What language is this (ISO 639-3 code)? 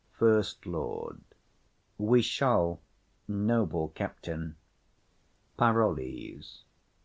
eng